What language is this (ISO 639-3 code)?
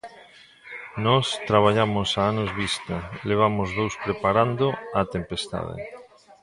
glg